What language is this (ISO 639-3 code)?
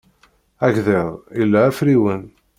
kab